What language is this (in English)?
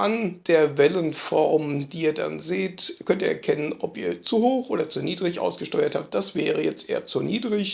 German